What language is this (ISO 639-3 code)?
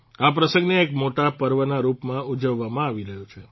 guj